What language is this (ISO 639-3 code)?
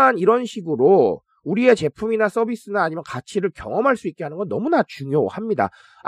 kor